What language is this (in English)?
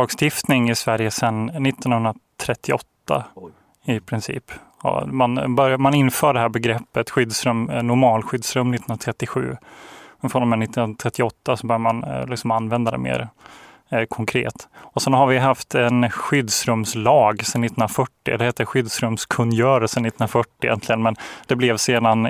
Swedish